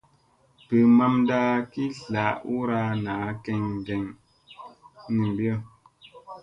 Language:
Musey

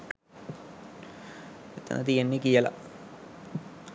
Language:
Sinhala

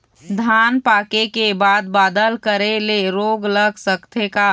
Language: Chhattisgarhi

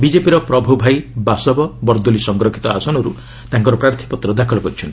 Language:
Odia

